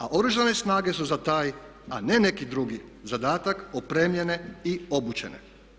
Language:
Croatian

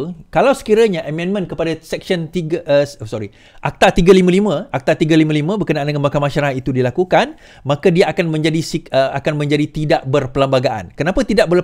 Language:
Malay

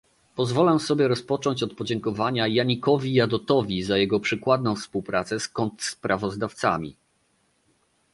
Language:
Polish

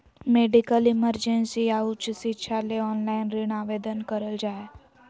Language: Magahi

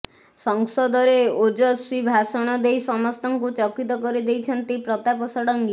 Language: Odia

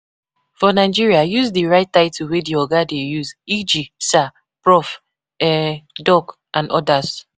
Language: Nigerian Pidgin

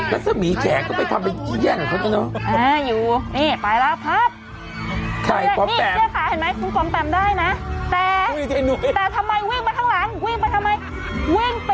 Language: Thai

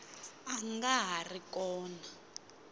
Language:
Tsonga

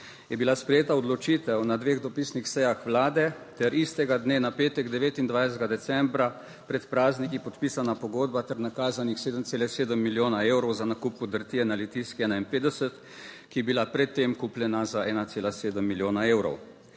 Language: Slovenian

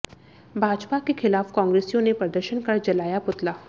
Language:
Hindi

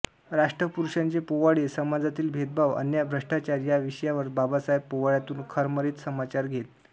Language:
Marathi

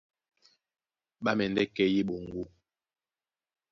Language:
Duala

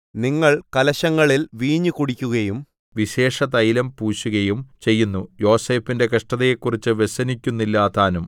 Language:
Malayalam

